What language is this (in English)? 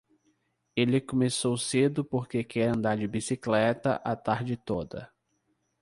Portuguese